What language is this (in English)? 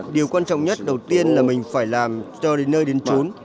Vietnamese